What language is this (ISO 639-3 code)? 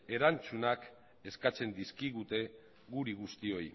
eus